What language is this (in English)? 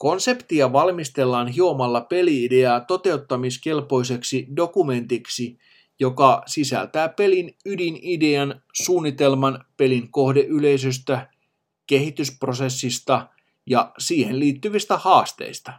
Finnish